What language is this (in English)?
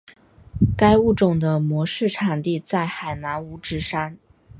Chinese